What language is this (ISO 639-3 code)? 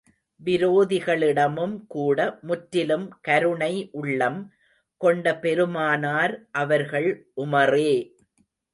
tam